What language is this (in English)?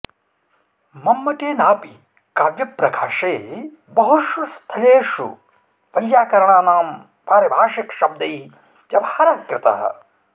Sanskrit